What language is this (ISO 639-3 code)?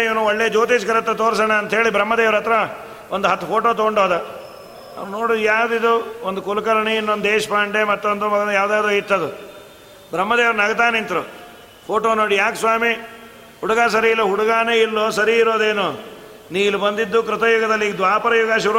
kan